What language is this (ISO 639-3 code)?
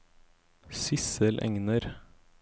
nor